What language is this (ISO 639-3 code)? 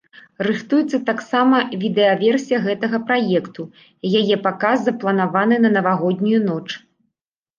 bel